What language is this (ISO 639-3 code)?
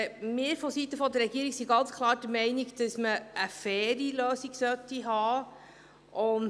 gsw